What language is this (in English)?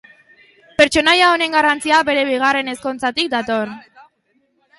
Basque